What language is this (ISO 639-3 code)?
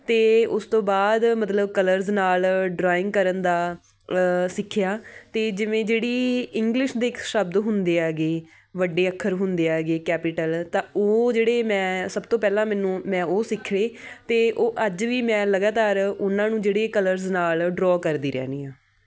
pan